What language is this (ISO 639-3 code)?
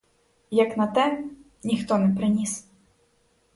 ukr